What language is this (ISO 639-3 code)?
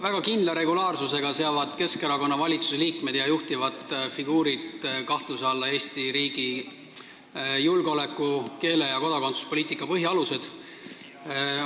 est